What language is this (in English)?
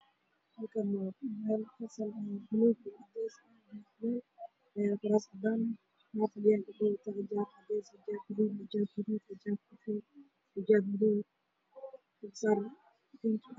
Somali